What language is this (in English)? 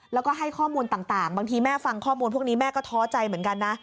Thai